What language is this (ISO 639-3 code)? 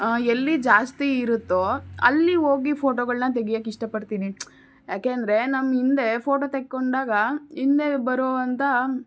kan